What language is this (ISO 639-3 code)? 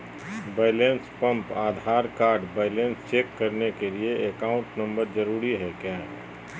mag